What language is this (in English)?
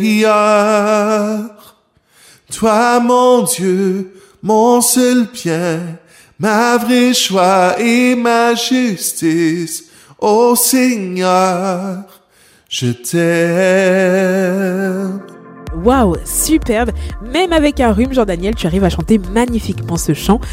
French